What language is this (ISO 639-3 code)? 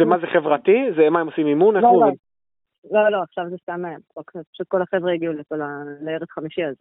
heb